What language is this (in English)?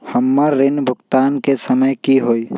Magahi